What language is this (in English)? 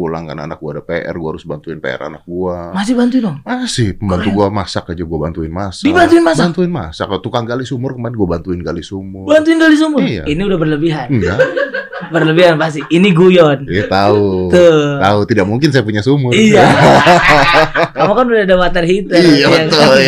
Indonesian